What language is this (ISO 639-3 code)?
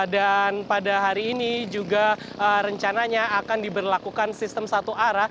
ind